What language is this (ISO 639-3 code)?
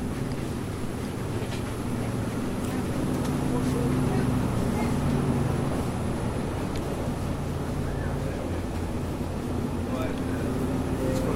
dan